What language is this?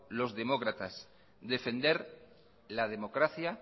Spanish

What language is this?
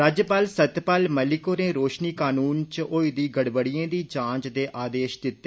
Dogri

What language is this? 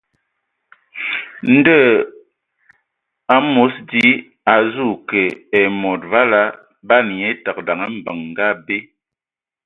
Ewondo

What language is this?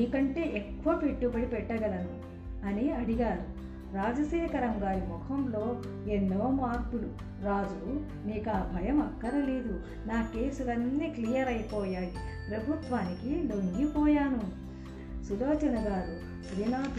Telugu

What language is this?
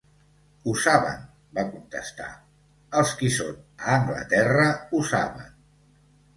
Catalan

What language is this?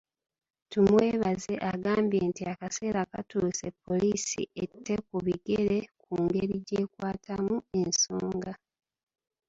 Ganda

